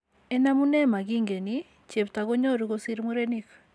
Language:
Kalenjin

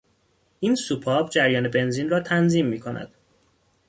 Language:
Persian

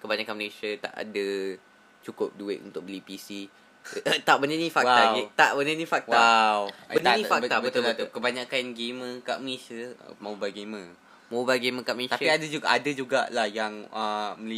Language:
Malay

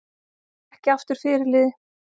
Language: Icelandic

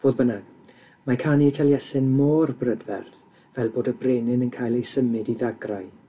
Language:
Welsh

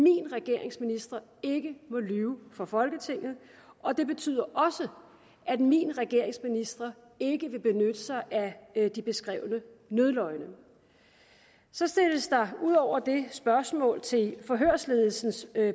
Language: Danish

